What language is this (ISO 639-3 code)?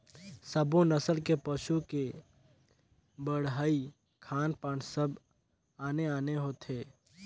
hne